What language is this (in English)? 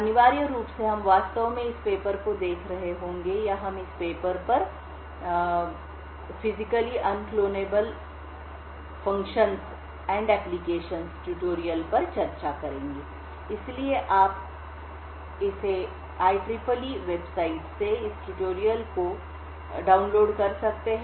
Hindi